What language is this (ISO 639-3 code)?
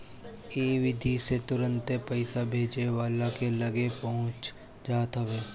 bho